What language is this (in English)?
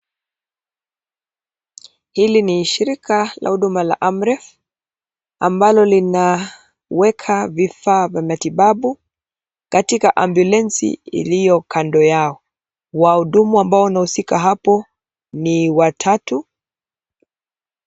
Swahili